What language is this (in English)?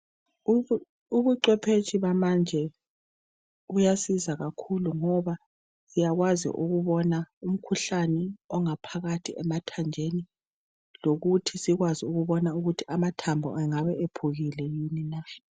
North Ndebele